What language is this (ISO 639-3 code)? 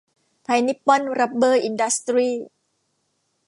tha